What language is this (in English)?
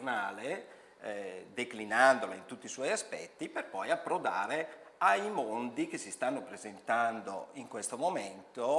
Italian